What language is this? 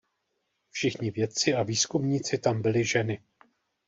Czech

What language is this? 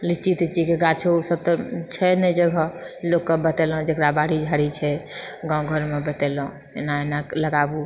Maithili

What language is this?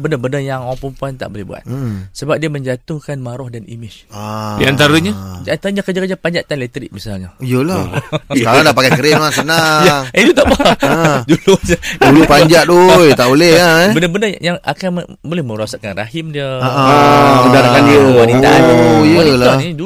Malay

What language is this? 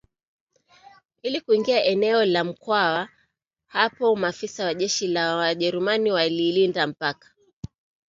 Swahili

